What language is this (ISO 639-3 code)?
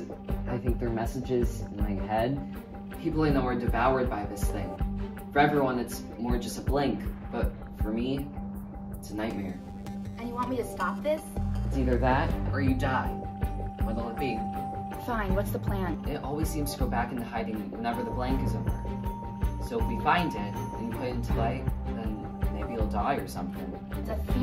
eng